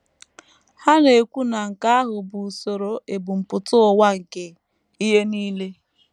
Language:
Igbo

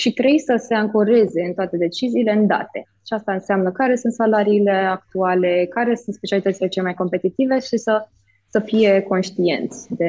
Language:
Romanian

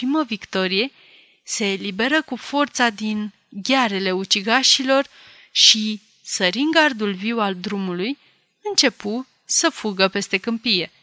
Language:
Romanian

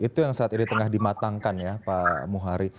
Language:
Indonesian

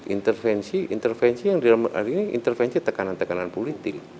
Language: Indonesian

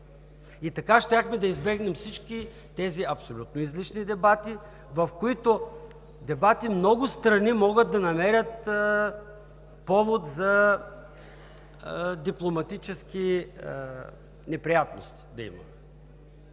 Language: Bulgarian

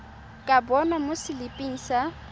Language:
Tswana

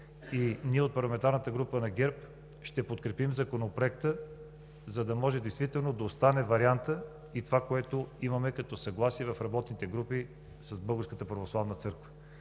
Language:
Bulgarian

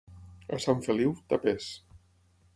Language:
Catalan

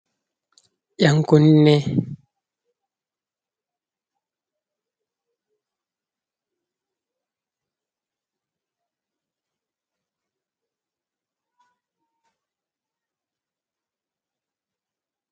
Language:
Fula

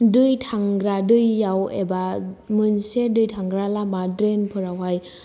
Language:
Bodo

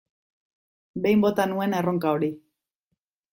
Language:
Basque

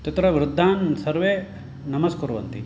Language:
Sanskrit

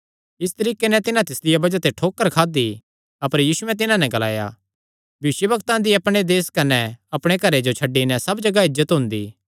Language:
Kangri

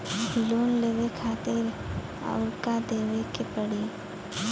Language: Bhojpuri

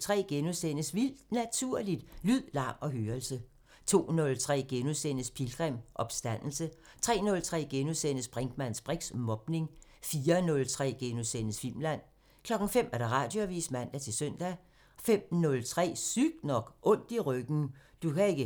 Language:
Danish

